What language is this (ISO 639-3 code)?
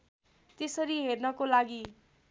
nep